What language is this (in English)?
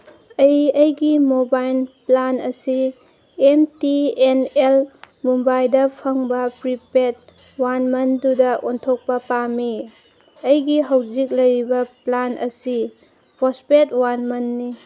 Manipuri